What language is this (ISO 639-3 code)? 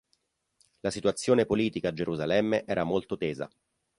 ita